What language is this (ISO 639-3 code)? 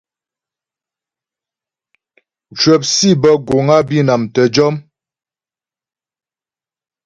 bbj